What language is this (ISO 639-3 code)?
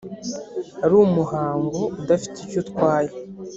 kin